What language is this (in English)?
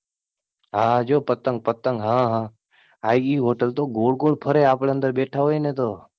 Gujarati